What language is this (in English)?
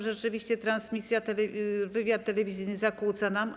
Polish